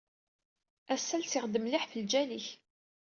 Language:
Kabyle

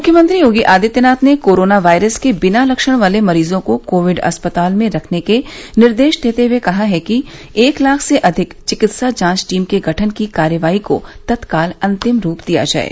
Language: Hindi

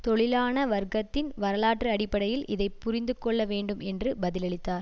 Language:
Tamil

